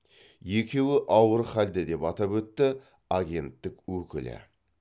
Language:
Kazakh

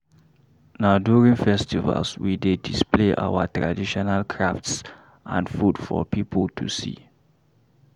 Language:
Nigerian Pidgin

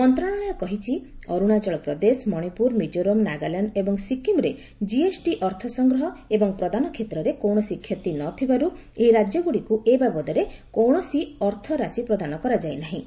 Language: Odia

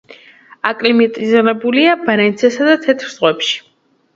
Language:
Georgian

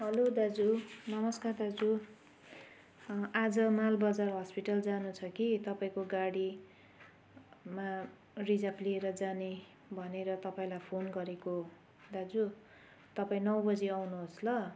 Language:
Nepali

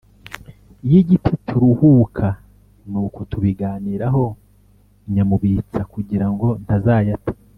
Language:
Kinyarwanda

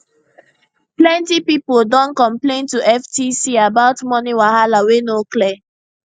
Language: Nigerian Pidgin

